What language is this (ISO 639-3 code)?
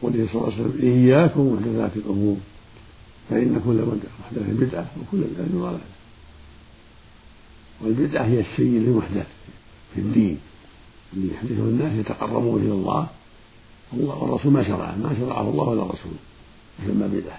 ara